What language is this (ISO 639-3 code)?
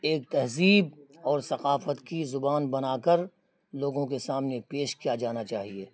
urd